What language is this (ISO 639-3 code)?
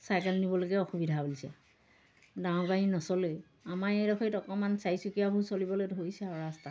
asm